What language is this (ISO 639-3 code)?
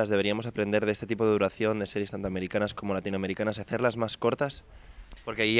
spa